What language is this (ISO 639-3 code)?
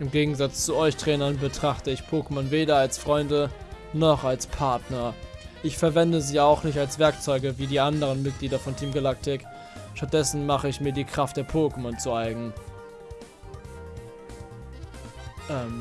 deu